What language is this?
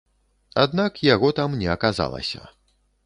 Belarusian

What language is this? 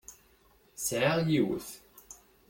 Kabyle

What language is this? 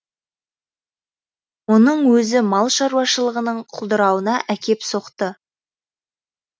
Kazakh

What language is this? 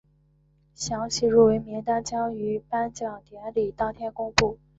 Chinese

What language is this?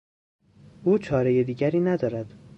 Persian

